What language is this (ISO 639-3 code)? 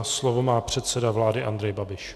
ces